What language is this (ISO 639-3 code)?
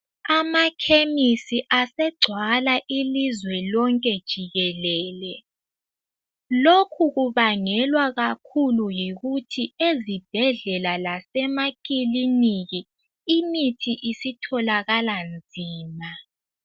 nde